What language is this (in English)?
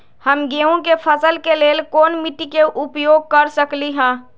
Magahi